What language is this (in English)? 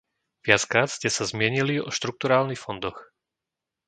Slovak